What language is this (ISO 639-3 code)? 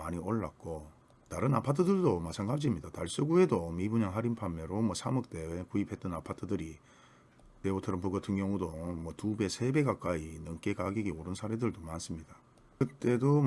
kor